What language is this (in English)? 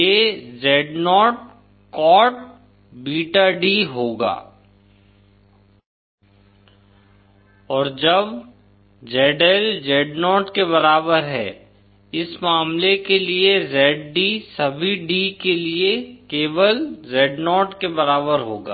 Hindi